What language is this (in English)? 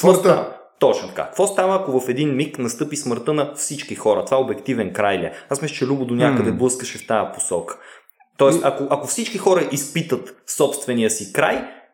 Bulgarian